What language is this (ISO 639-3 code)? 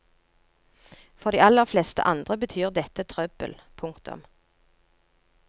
nor